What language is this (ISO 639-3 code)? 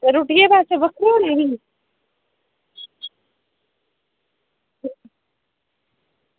doi